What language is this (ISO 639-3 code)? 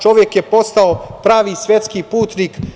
srp